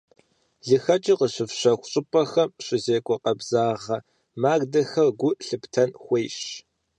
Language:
Kabardian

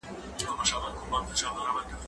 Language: Pashto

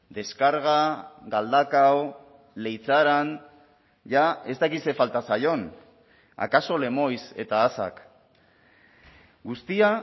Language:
Basque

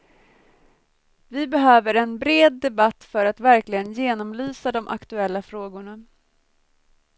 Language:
Swedish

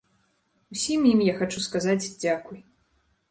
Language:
Belarusian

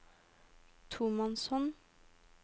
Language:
Norwegian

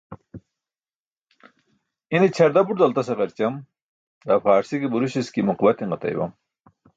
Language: Burushaski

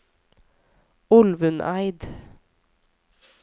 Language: Norwegian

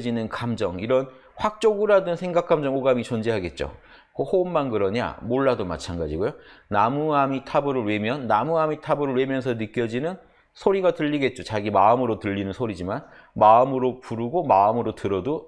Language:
Korean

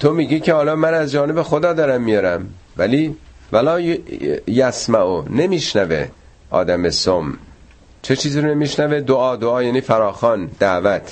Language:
Persian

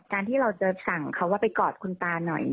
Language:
Thai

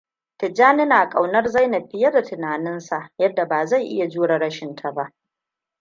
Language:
Hausa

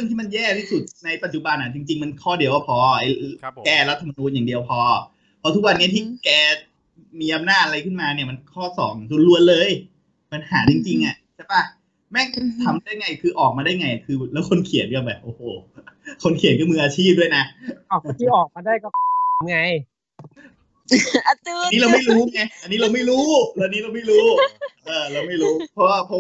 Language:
Thai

